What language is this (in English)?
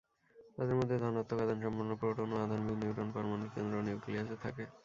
Bangla